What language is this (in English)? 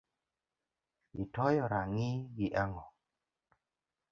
Luo (Kenya and Tanzania)